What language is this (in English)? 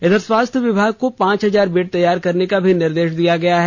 Hindi